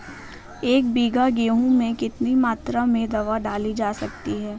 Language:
Hindi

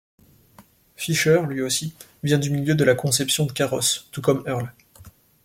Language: French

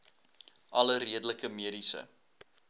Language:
Afrikaans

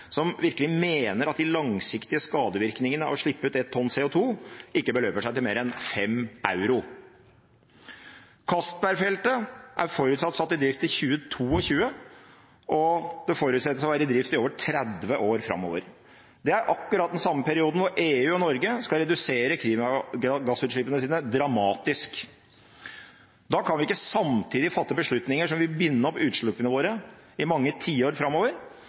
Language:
Norwegian Bokmål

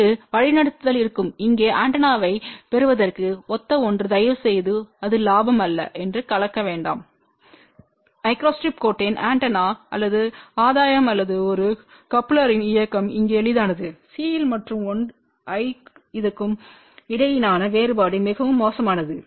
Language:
Tamil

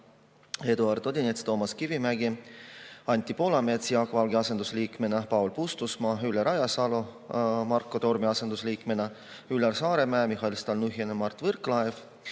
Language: Estonian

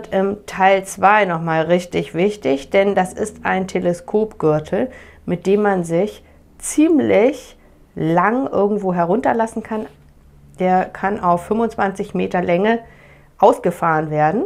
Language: German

